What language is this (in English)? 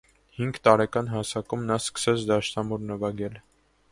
Armenian